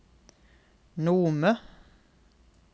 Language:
Norwegian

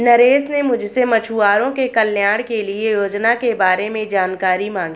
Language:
Hindi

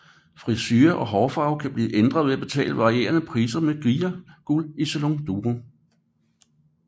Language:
Danish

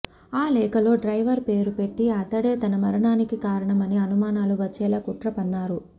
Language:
Telugu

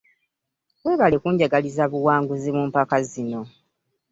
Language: Ganda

